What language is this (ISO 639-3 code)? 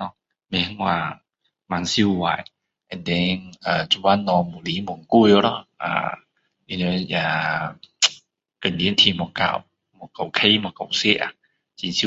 cdo